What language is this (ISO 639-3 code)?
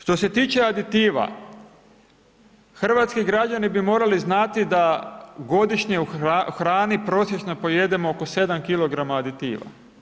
hrv